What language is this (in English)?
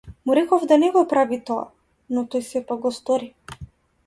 Macedonian